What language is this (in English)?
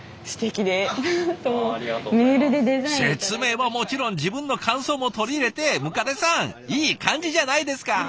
Japanese